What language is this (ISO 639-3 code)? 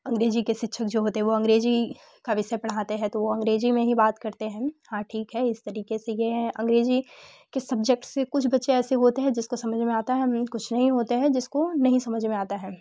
hin